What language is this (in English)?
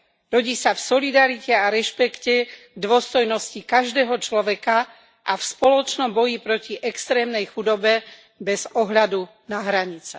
Slovak